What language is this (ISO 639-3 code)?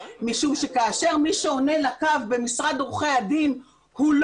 heb